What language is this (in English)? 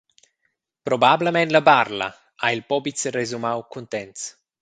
Romansh